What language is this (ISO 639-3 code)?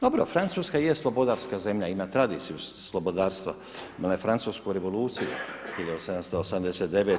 hrv